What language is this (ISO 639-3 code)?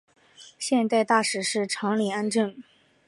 zho